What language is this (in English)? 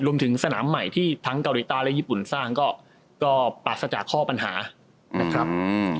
Thai